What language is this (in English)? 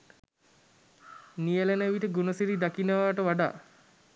Sinhala